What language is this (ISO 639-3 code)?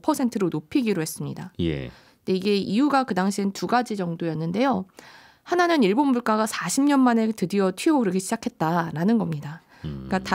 kor